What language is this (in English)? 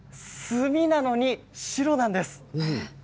Japanese